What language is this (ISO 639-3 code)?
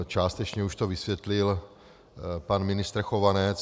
ces